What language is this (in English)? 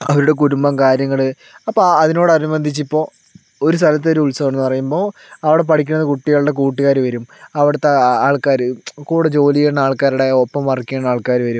Malayalam